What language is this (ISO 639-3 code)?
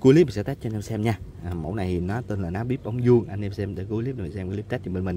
vie